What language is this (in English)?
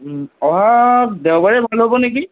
Assamese